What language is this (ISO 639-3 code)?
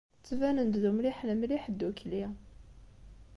kab